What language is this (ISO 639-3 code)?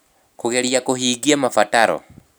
kik